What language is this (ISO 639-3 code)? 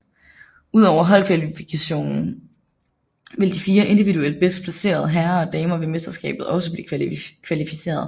dan